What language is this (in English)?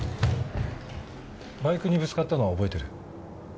Japanese